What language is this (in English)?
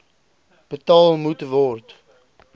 Afrikaans